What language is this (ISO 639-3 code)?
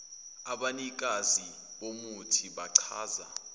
zul